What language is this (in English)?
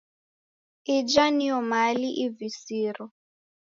Taita